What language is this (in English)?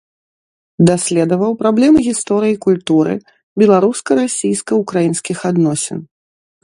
Belarusian